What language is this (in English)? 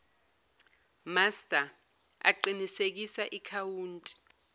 Zulu